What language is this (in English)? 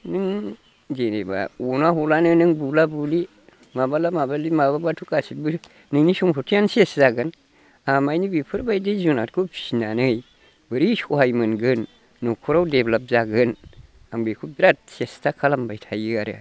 Bodo